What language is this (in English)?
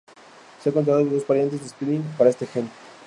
Spanish